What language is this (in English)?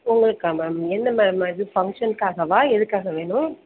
Tamil